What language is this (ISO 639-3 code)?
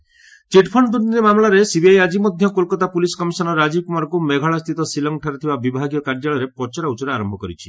ori